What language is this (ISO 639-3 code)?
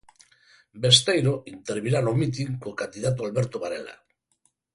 glg